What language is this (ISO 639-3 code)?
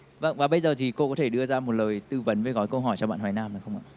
vie